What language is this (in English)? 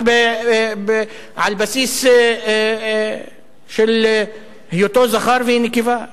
Hebrew